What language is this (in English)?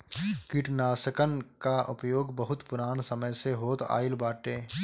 Bhojpuri